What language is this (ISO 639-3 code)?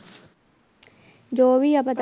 pan